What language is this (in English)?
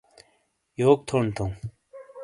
Shina